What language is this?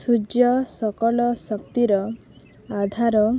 Odia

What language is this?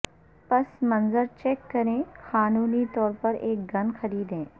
Urdu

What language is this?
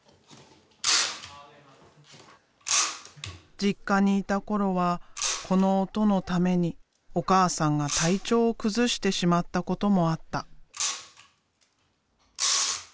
Japanese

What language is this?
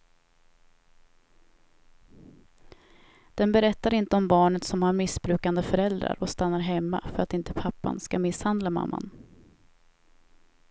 Swedish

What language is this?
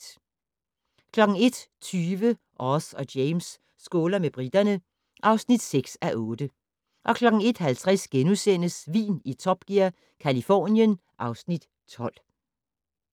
Danish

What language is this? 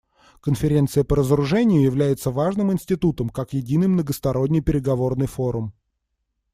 Russian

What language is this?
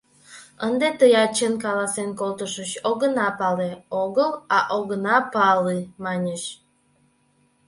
Mari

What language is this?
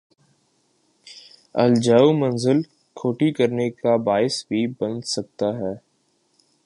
Urdu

